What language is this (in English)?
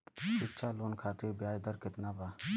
Bhojpuri